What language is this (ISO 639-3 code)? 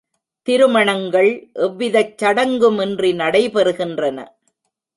tam